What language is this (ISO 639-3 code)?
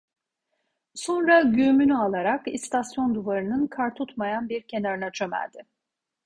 tur